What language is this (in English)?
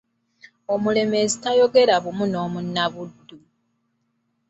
Ganda